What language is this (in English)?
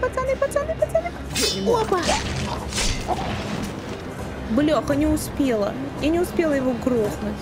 Russian